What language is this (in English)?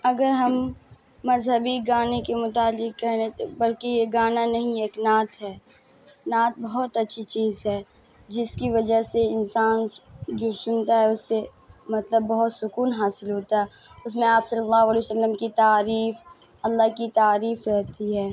Urdu